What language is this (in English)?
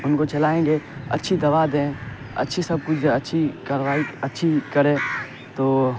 Urdu